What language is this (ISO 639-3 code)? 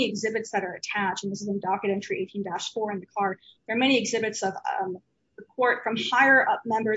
eng